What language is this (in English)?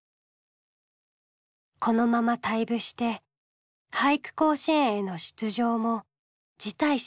Japanese